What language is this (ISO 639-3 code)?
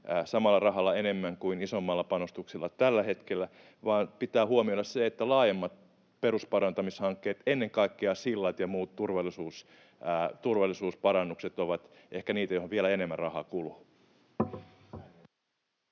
fin